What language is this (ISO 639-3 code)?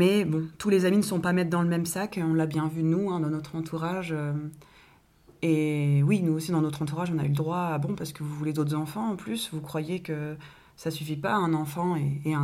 fra